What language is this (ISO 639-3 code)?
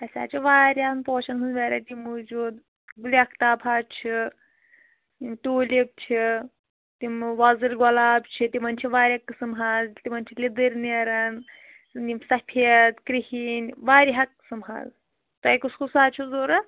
kas